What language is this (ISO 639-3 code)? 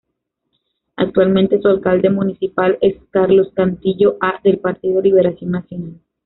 spa